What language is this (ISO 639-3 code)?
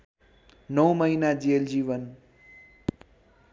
nep